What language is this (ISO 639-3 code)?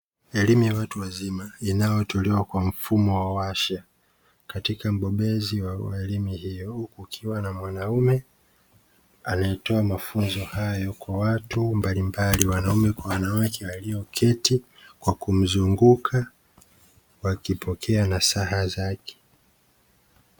swa